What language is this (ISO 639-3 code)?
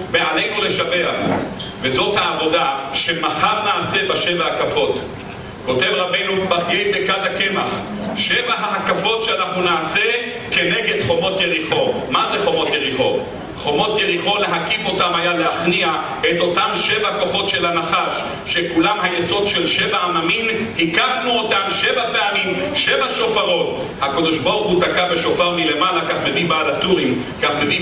heb